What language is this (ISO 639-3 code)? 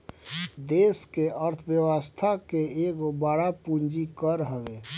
bho